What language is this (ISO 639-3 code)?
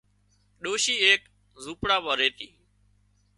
kxp